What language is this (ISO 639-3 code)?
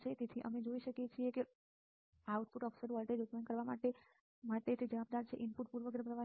guj